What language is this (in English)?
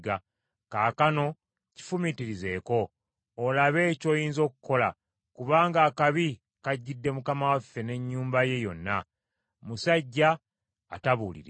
Ganda